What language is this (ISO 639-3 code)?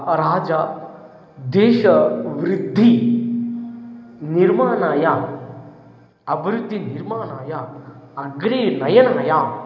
san